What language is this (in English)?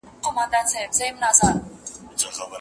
Pashto